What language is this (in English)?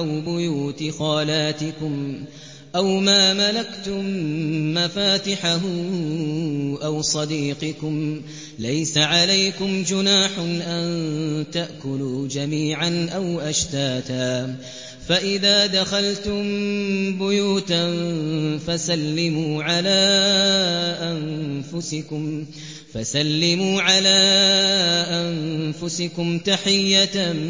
Arabic